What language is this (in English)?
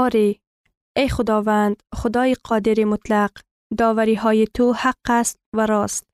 Persian